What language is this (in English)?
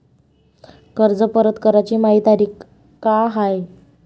Marathi